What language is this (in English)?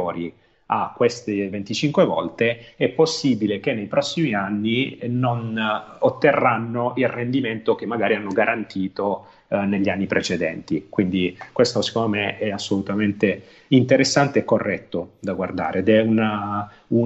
Italian